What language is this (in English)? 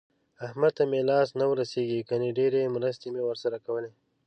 Pashto